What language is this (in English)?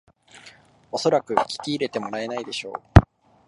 Japanese